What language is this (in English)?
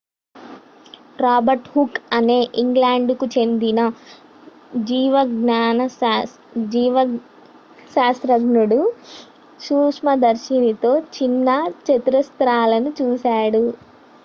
Telugu